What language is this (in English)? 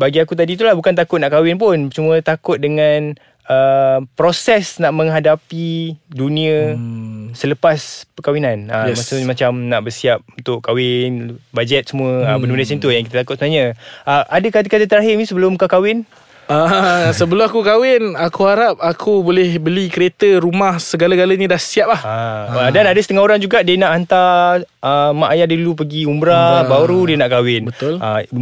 Malay